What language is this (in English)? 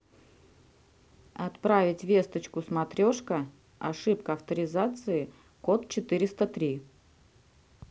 Russian